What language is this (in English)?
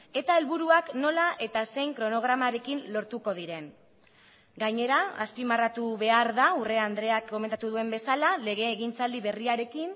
Basque